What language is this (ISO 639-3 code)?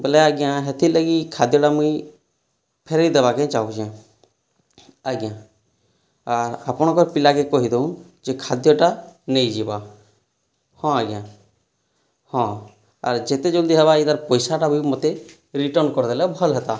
ori